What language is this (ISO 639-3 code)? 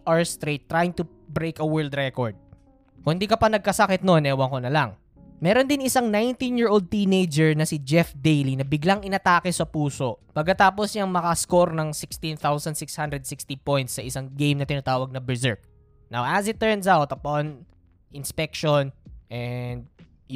fil